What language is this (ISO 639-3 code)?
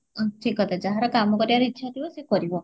ori